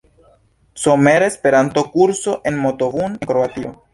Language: Esperanto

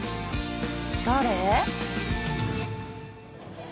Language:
Japanese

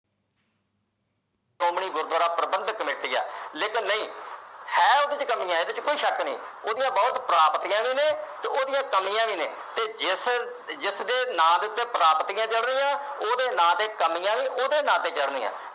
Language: Punjabi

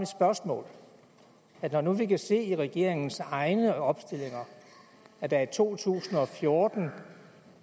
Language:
Danish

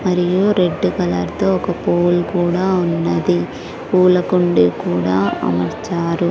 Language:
Telugu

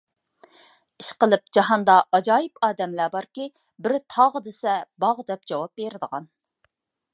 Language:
Uyghur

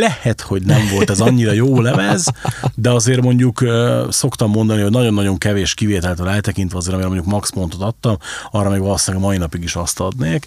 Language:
Hungarian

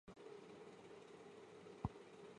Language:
Chinese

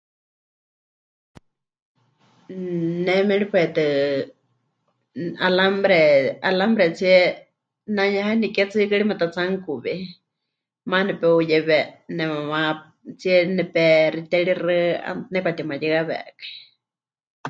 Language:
Huichol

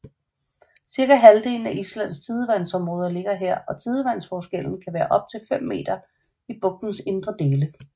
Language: Danish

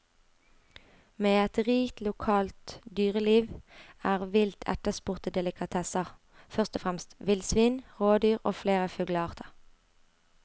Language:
Norwegian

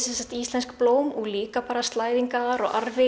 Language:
Icelandic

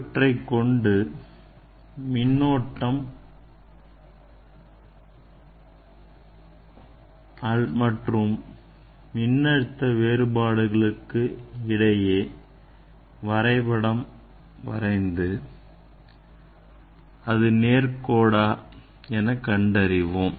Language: Tamil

